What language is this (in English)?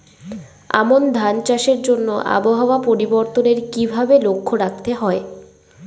Bangla